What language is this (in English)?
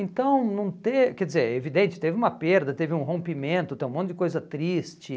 Portuguese